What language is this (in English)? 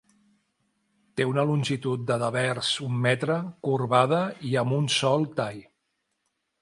Catalan